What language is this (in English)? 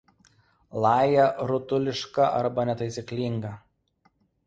Lithuanian